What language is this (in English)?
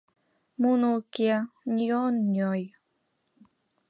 Mari